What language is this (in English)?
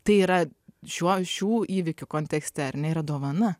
Lithuanian